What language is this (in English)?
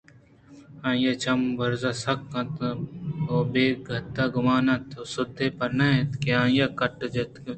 Eastern Balochi